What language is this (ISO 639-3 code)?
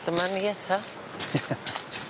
cym